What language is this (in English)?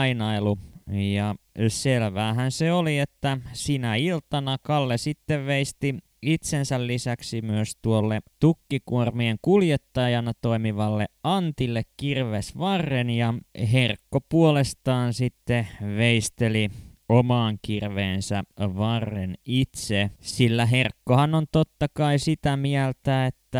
Finnish